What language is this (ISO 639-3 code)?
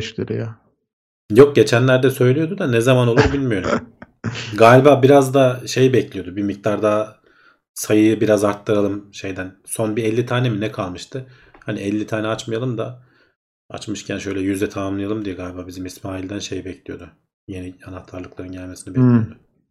tur